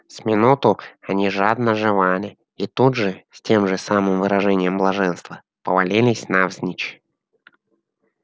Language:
Russian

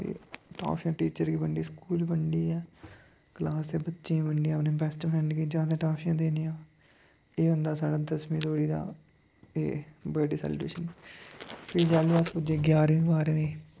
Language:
Dogri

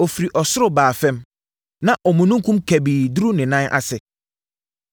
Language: Akan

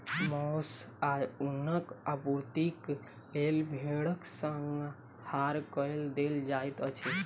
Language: Maithili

